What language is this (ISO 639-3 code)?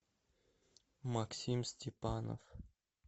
rus